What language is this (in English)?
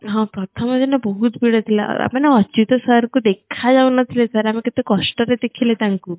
Odia